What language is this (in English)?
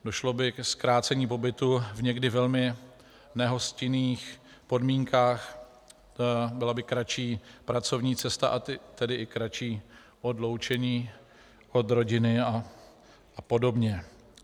Czech